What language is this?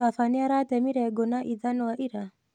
Kikuyu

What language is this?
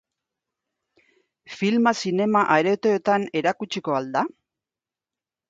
Basque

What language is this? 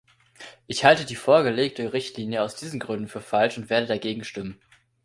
German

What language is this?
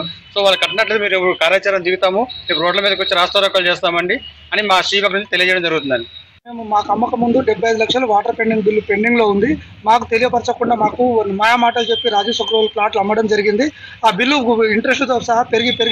Telugu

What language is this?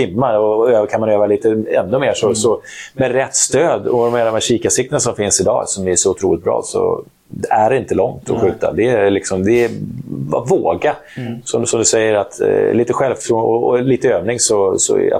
Swedish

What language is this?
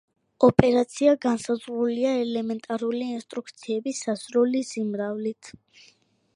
Georgian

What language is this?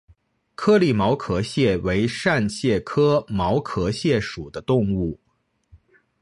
Chinese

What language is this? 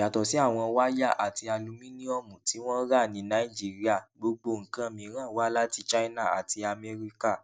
Yoruba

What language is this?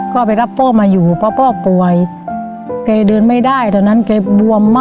Thai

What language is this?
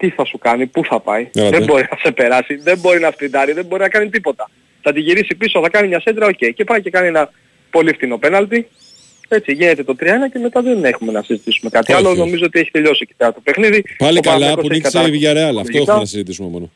Greek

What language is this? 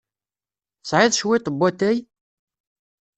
Kabyle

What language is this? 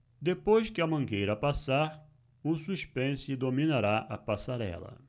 Portuguese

